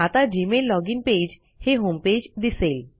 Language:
Marathi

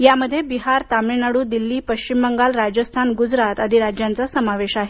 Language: Marathi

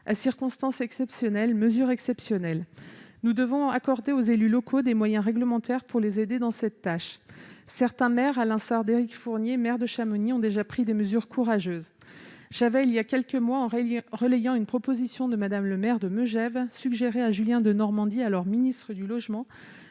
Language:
French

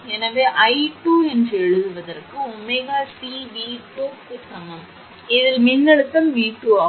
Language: Tamil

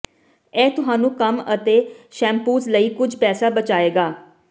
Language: Punjabi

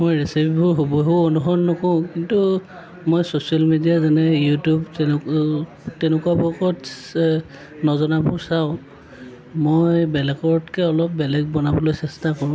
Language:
Assamese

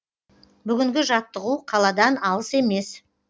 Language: Kazakh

